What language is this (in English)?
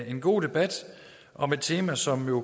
Danish